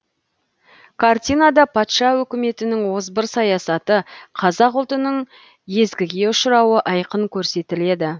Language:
Kazakh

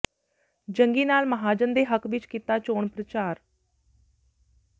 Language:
Punjabi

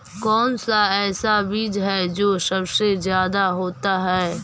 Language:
Magahi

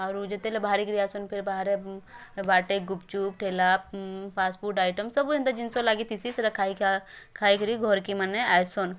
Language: Odia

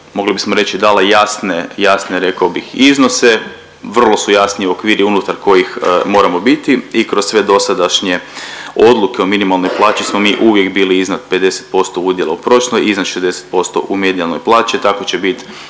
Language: Croatian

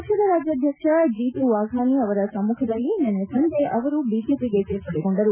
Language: Kannada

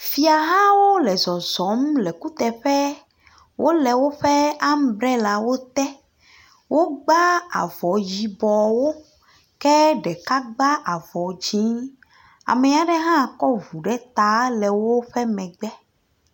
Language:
Ewe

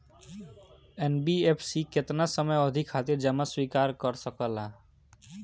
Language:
Bhojpuri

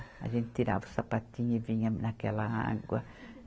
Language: Portuguese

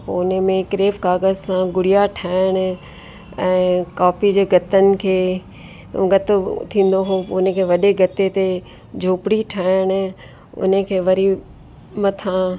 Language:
Sindhi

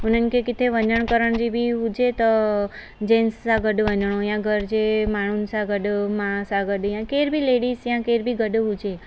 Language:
Sindhi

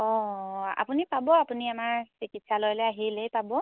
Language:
Assamese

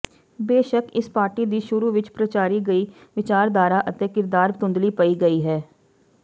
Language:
Punjabi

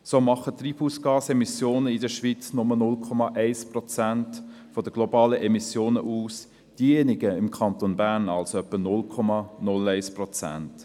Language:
Swiss German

